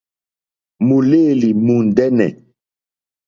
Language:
Mokpwe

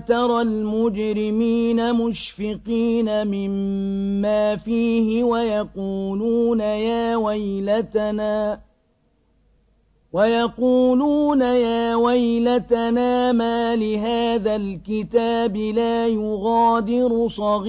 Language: Arabic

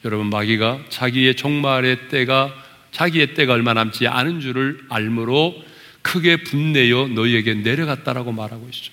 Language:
Korean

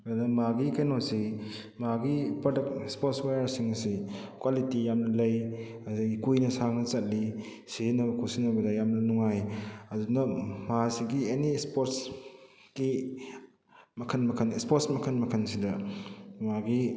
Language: Manipuri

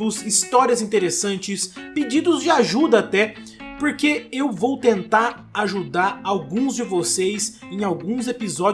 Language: Portuguese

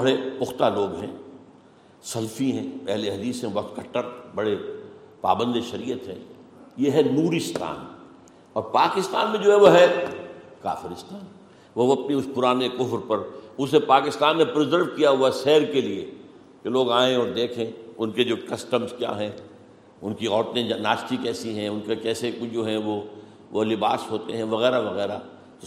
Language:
Urdu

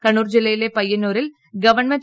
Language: Malayalam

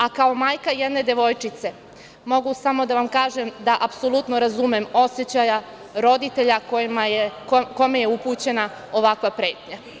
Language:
Serbian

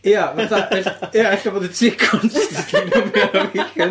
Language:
Welsh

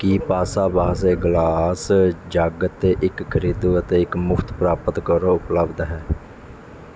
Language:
Punjabi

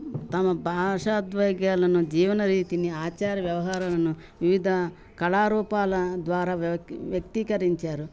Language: Telugu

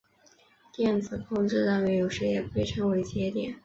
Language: Chinese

